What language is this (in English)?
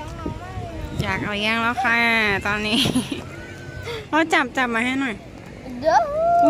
Thai